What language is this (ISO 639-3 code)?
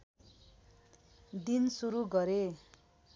nep